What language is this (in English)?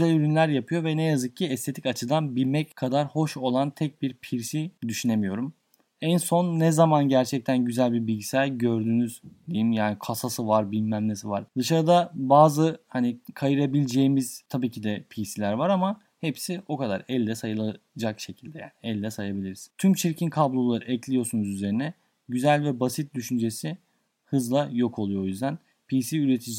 Turkish